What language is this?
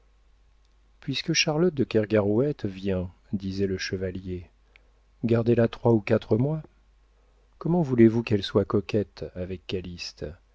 French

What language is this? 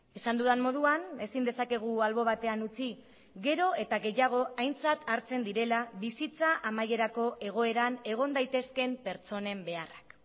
Basque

